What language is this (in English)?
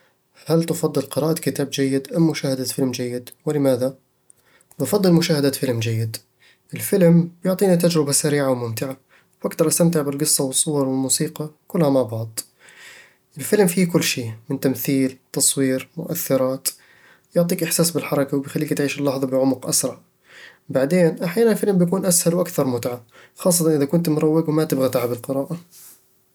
Eastern Egyptian Bedawi Arabic